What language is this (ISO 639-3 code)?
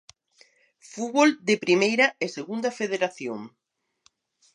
glg